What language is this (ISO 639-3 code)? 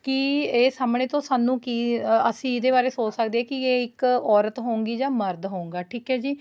pan